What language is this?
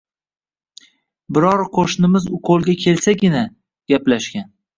Uzbek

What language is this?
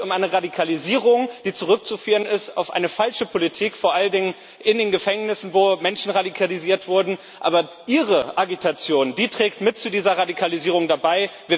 German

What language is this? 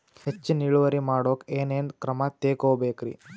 Kannada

